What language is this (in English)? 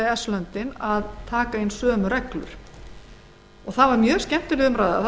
Icelandic